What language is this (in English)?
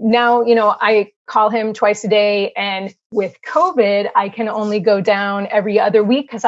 English